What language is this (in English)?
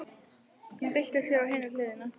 Icelandic